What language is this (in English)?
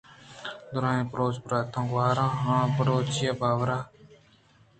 Eastern Balochi